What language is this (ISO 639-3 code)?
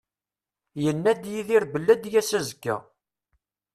kab